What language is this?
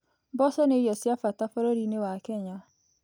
Kikuyu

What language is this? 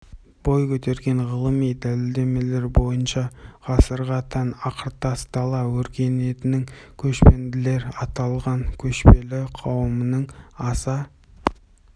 Kazakh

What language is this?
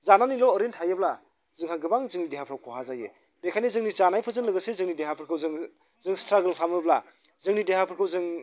Bodo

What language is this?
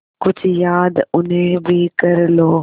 Hindi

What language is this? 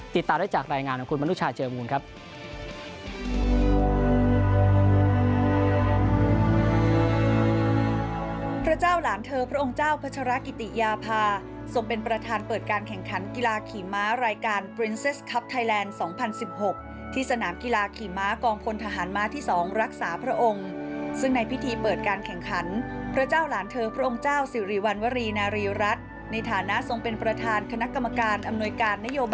Thai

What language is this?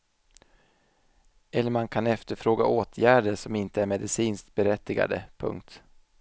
Swedish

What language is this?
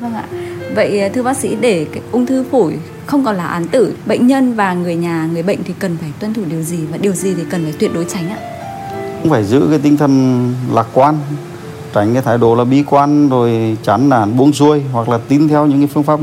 Vietnamese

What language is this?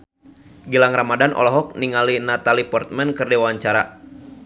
Sundanese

